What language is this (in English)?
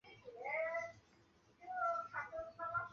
Chinese